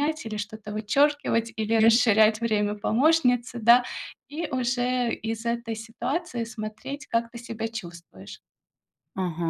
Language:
Russian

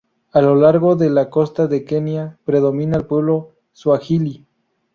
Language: Spanish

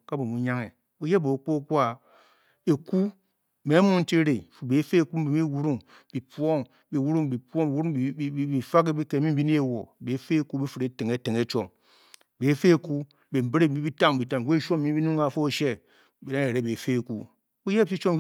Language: Bokyi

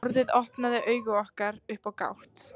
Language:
Icelandic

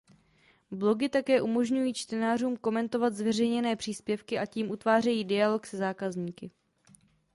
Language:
Czech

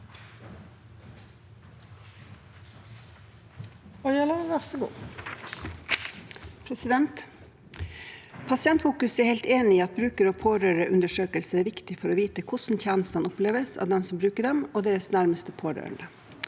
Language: Norwegian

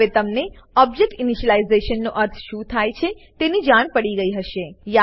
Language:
Gujarati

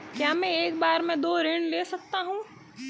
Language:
Hindi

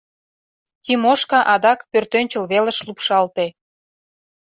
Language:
Mari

